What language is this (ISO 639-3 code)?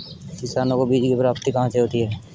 hin